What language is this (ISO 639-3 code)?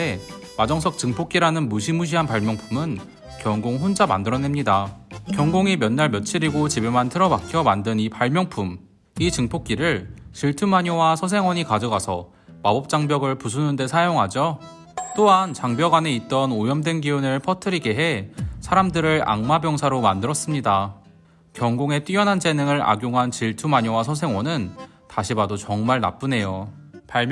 kor